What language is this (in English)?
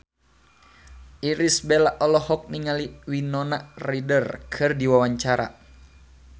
Sundanese